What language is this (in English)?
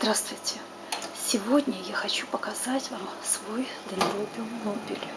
Russian